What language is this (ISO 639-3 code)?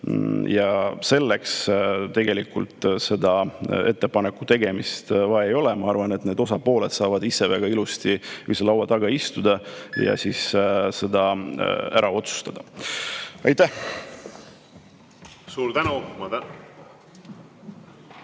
est